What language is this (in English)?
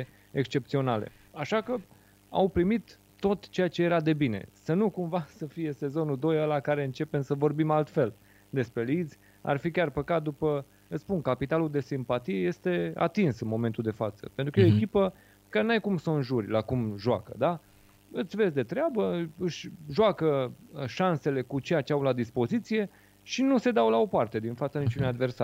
Romanian